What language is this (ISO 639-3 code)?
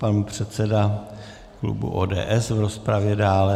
ces